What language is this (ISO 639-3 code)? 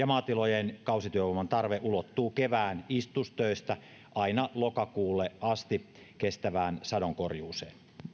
fin